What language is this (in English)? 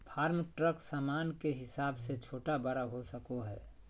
Magahi